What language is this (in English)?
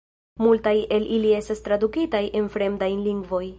Esperanto